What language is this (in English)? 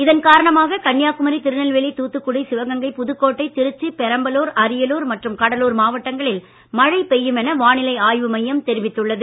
Tamil